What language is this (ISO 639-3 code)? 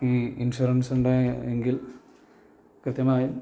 mal